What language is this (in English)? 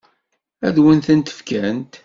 Kabyle